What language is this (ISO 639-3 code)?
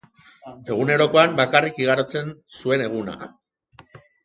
eus